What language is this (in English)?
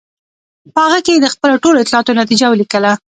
Pashto